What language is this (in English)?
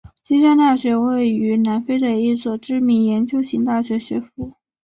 Chinese